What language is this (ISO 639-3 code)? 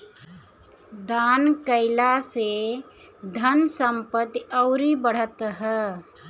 bho